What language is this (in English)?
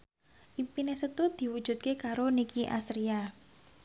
Javanese